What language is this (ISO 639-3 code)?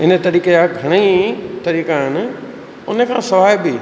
snd